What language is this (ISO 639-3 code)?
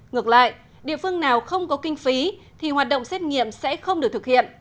vie